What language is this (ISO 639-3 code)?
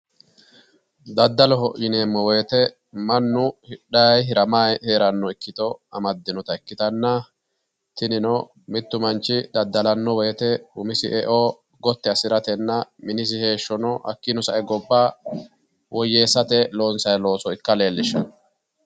sid